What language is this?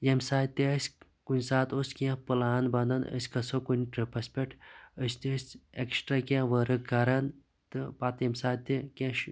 Kashmiri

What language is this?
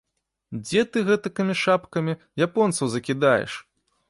Belarusian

